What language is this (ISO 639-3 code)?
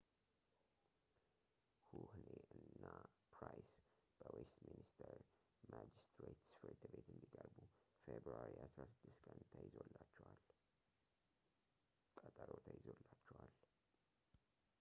amh